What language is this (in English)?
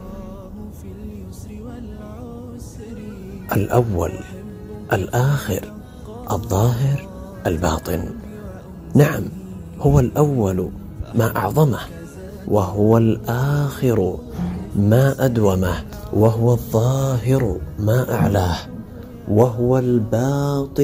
Arabic